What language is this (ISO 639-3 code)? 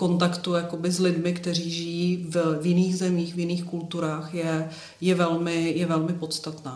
ces